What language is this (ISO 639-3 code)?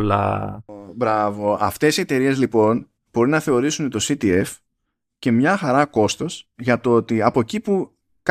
ell